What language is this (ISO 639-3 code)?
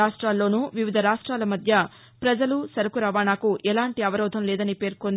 tel